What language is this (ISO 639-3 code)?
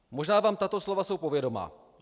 ces